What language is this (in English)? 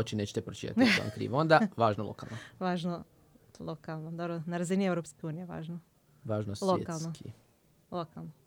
Croatian